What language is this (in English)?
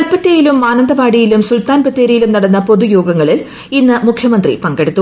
Malayalam